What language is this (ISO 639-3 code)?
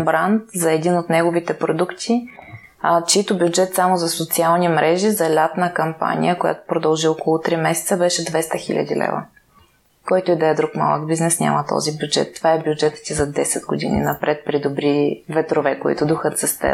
bul